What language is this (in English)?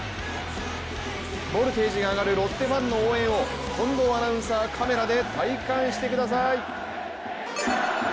Japanese